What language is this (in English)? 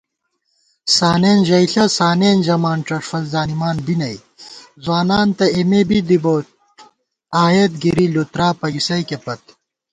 Gawar-Bati